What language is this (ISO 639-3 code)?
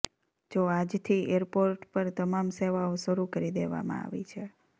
guj